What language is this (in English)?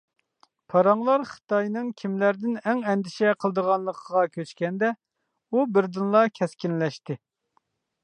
Uyghur